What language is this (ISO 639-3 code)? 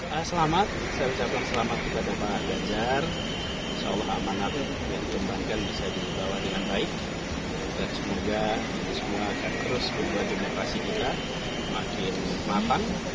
ind